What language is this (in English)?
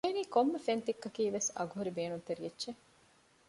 Divehi